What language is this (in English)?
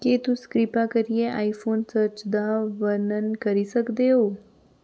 Dogri